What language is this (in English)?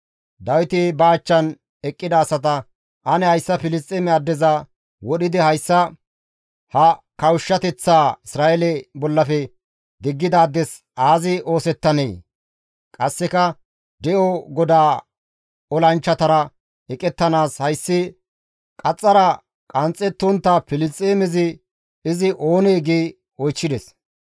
Gamo